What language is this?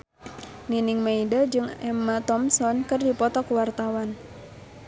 Sundanese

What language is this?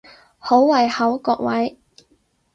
Cantonese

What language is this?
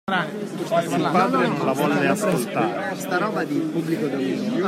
Italian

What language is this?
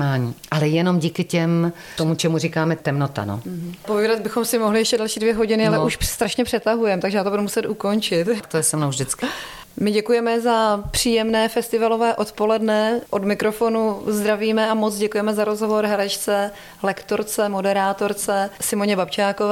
Czech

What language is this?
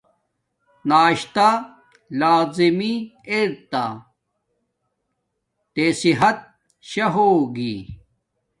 Domaaki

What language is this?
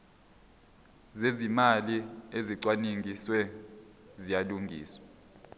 Zulu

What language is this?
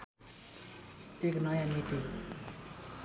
Nepali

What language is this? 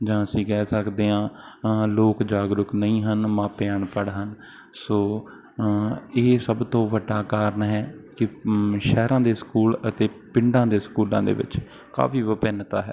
Punjabi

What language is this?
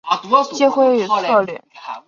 Chinese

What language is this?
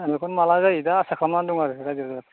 Bodo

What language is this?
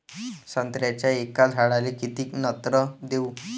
Marathi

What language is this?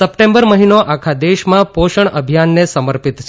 Gujarati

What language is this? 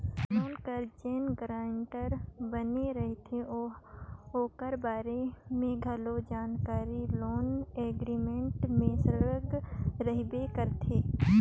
Chhattisgarhi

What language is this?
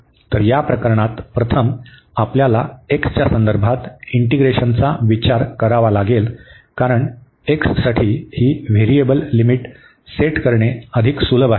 Marathi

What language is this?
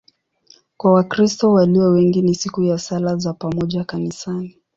Swahili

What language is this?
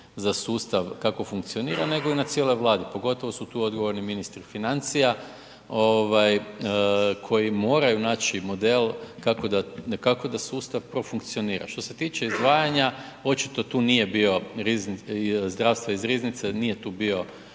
Croatian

